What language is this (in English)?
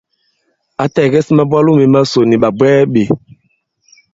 Bankon